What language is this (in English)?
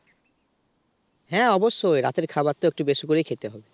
Bangla